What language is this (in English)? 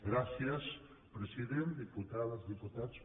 Catalan